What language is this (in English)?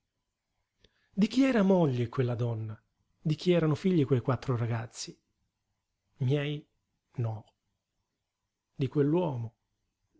Italian